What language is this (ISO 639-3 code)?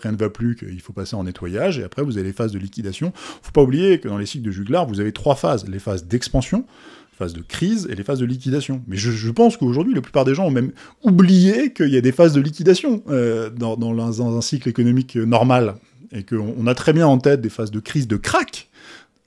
fra